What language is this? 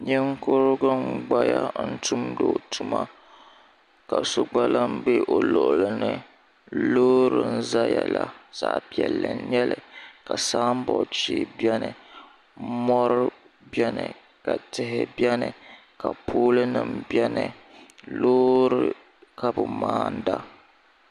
Dagbani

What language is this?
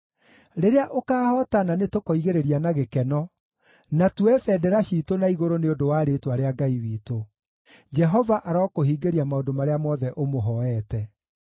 Kikuyu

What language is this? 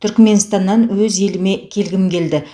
Kazakh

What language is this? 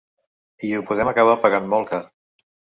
Catalan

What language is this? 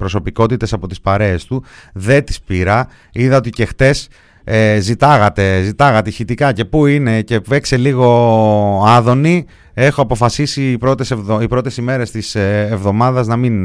Greek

